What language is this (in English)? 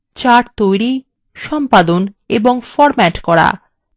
Bangla